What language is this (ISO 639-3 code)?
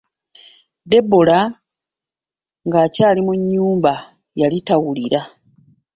lug